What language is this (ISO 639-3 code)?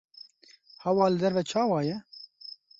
kur